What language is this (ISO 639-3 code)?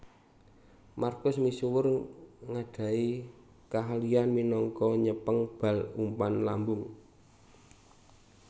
jav